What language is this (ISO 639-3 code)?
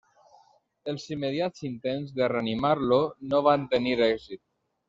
cat